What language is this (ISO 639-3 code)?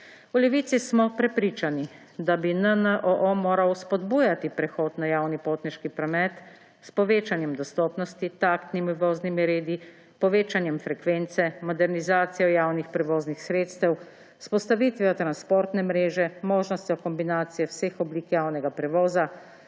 slv